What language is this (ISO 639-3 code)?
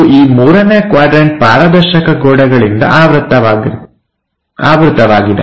kan